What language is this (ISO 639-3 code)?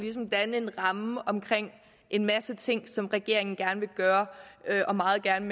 dan